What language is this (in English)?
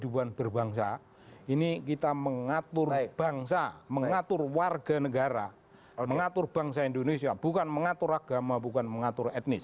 Indonesian